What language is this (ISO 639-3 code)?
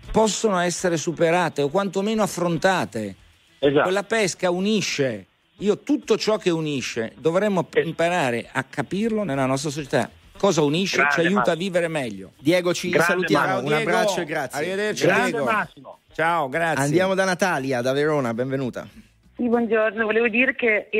ita